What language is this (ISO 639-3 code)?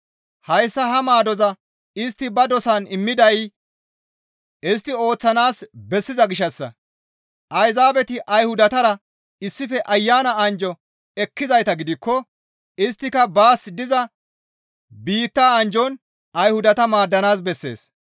gmv